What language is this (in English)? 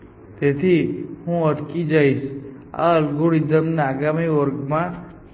Gujarati